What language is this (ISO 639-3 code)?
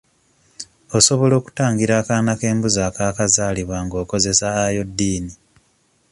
lug